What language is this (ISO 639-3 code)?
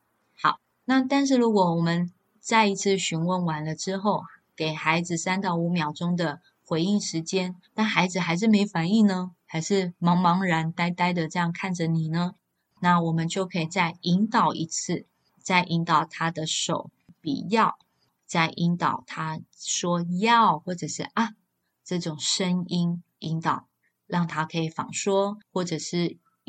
zho